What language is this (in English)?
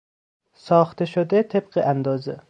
Persian